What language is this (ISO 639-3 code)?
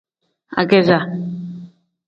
kdh